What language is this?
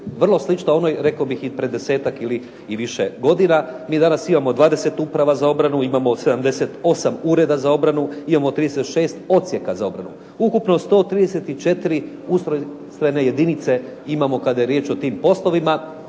Croatian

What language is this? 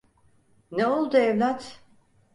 Turkish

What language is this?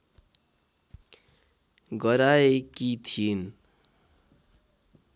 Nepali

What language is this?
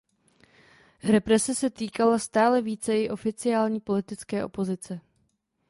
Czech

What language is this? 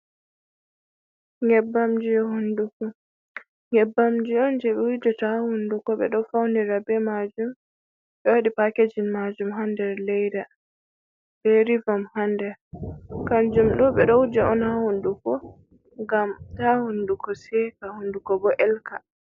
Fula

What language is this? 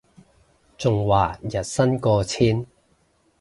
Cantonese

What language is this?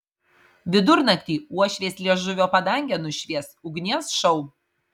Lithuanian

